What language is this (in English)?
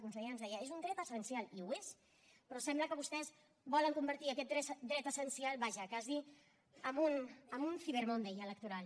Catalan